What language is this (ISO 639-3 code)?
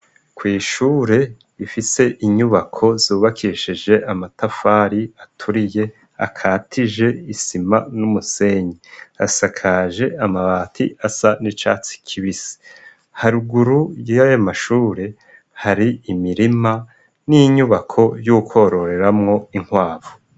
run